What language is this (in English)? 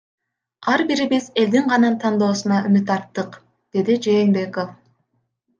Kyrgyz